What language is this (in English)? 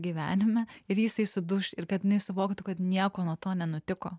Lithuanian